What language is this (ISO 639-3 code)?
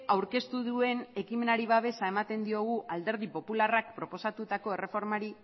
eus